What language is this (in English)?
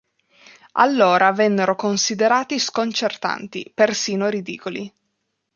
Italian